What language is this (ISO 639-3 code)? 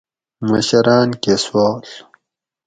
gwc